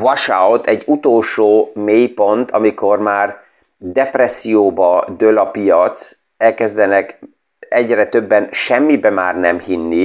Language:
Hungarian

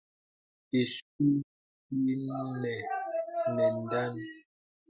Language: Bebele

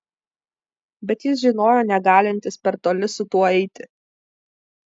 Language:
Lithuanian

